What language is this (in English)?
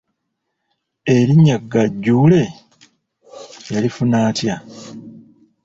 Ganda